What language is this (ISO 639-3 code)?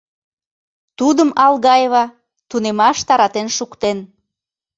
chm